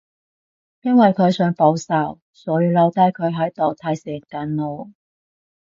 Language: Cantonese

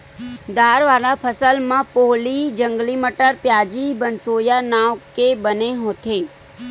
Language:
Chhattisgarhi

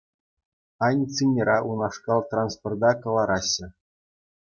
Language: Chuvash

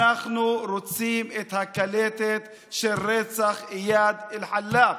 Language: Hebrew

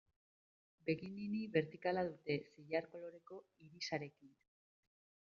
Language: Basque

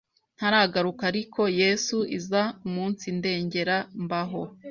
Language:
Kinyarwanda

